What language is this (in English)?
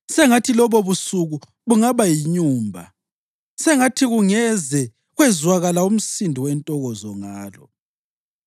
North Ndebele